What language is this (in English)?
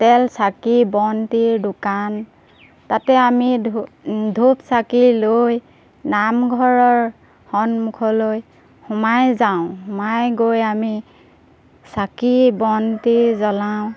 Assamese